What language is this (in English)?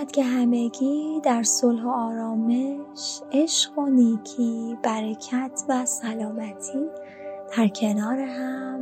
Persian